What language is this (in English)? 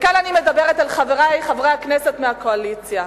Hebrew